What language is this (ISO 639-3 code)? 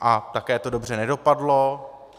ces